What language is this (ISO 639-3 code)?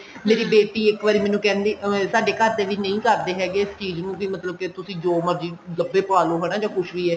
pan